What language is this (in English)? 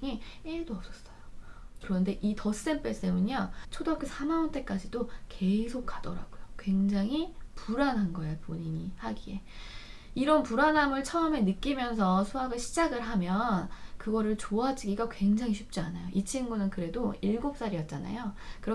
Korean